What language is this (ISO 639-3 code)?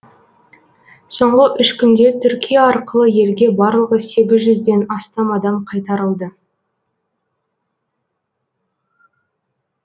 kaz